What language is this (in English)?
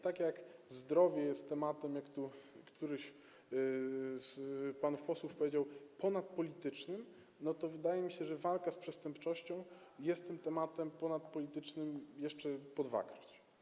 Polish